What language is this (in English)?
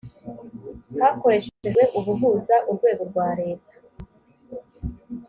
Kinyarwanda